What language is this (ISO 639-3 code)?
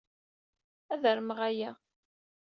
kab